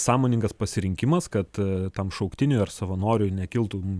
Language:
Lithuanian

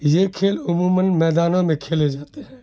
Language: Urdu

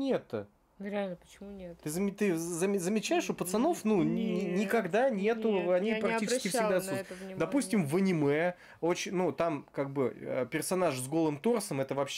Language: Russian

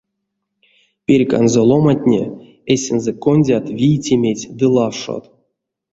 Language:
Erzya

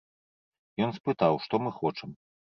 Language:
Belarusian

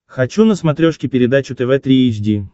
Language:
Russian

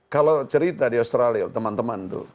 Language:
Indonesian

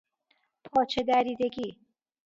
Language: Persian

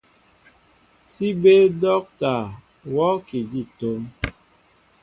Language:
Mbo (Cameroon)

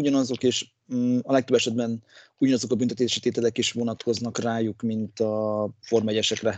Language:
Hungarian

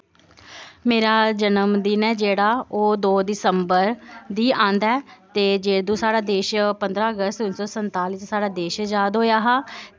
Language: Dogri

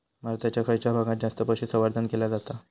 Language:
Marathi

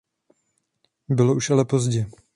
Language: Czech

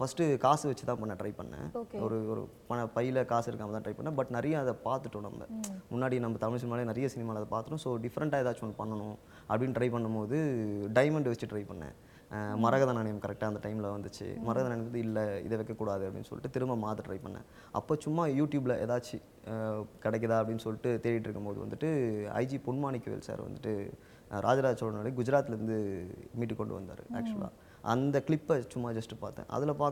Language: Tamil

